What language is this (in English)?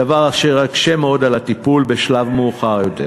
Hebrew